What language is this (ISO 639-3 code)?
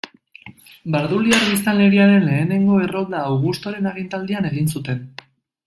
eus